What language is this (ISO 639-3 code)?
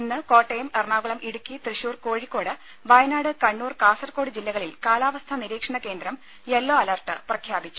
mal